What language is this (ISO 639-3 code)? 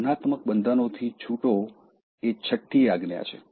guj